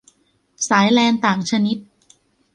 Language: Thai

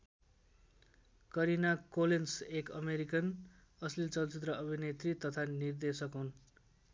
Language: Nepali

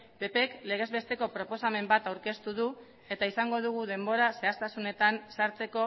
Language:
Basque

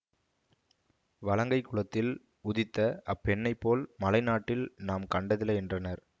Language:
Tamil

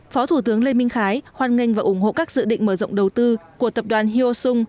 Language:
Vietnamese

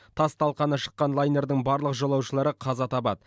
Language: Kazakh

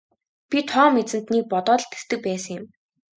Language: Mongolian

